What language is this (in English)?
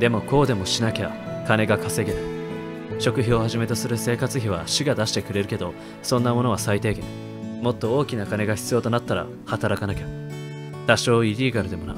Japanese